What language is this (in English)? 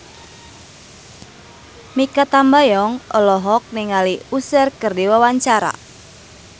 Sundanese